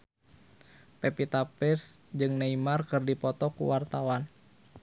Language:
Sundanese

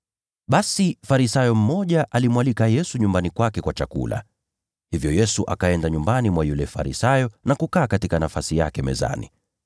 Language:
Swahili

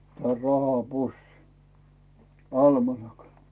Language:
Finnish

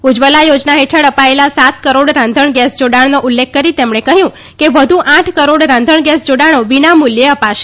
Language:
Gujarati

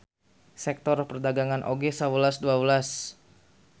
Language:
Sundanese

